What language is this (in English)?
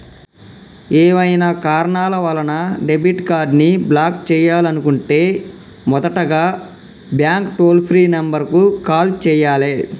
Telugu